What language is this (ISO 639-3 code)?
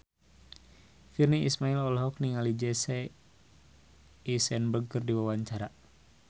sun